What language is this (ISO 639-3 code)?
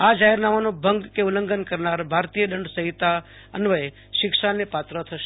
guj